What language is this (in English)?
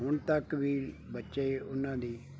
Punjabi